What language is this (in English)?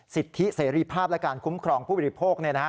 Thai